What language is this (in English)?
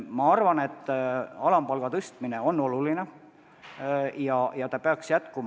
Estonian